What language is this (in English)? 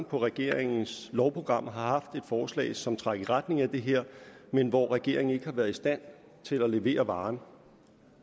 Danish